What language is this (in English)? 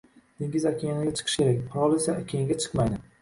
Uzbek